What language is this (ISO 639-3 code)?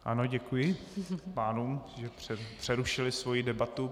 ces